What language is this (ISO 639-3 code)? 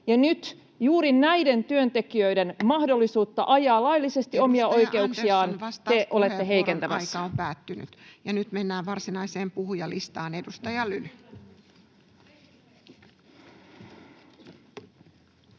fin